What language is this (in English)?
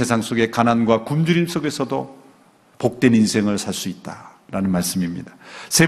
Korean